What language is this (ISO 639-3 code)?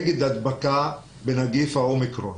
heb